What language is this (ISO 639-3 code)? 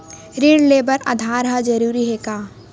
hne